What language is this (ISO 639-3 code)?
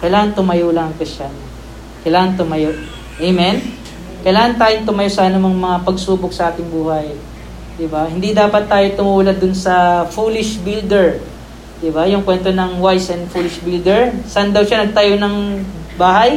fil